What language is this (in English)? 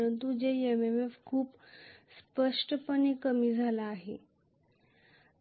Marathi